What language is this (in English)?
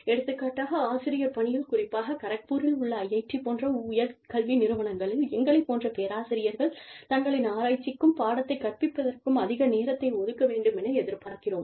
Tamil